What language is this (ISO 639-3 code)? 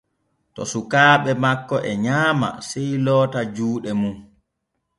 fue